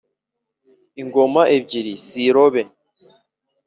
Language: Kinyarwanda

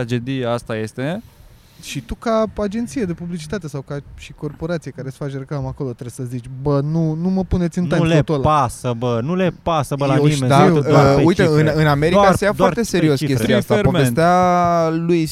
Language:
Romanian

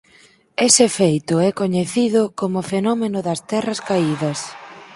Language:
Galician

